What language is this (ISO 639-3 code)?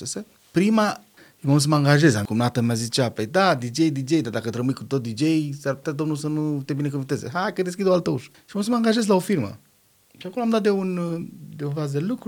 ron